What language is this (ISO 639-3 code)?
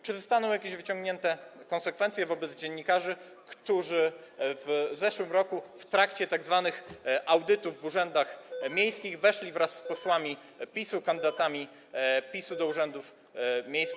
pol